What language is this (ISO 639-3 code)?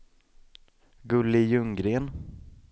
swe